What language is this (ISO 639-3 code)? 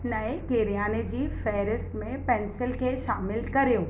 snd